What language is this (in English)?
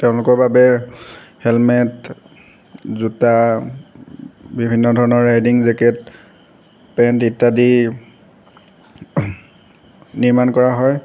Assamese